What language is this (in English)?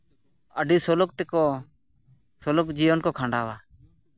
Santali